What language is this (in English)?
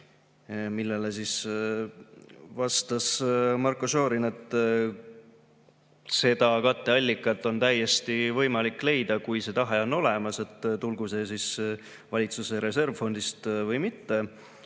Estonian